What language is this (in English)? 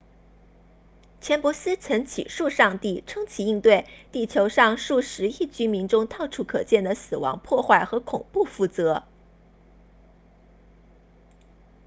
Chinese